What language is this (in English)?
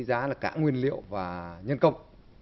Vietnamese